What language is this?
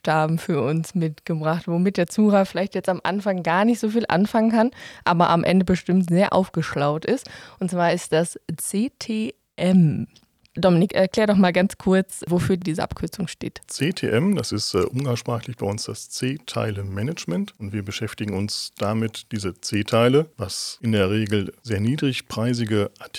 German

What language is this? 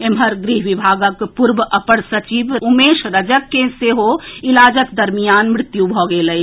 Maithili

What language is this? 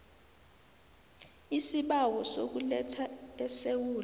South Ndebele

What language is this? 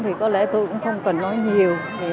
Vietnamese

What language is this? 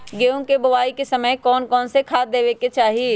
Magahi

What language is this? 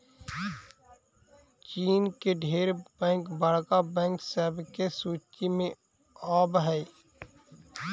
Magahi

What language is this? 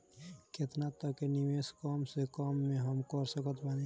Bhojpuri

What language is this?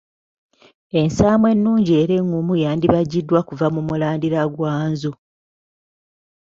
Ganda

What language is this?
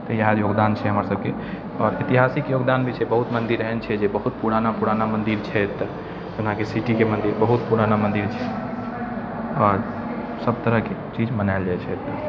Maithili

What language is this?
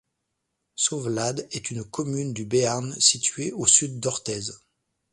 French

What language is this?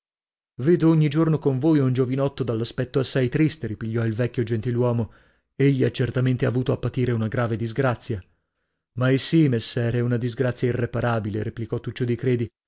Italian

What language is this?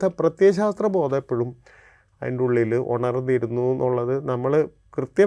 Malayalam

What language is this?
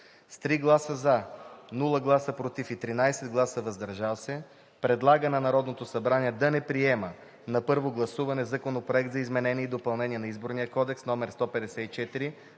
Bulgarian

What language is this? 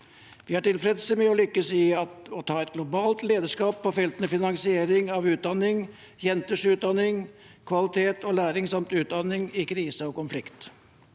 Norwegian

